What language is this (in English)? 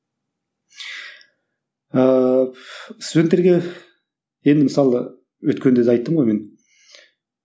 Kazakh